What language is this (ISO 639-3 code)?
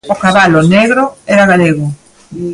glg